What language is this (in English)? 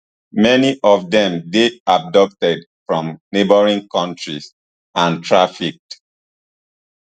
Nigerian Pidgin